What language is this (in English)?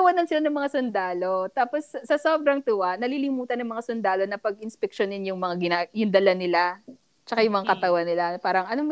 Filipino